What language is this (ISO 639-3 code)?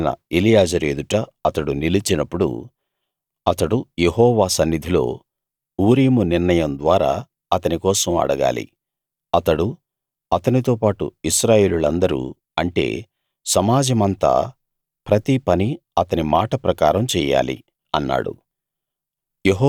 tel